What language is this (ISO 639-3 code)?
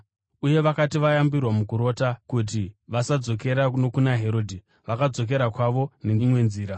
sna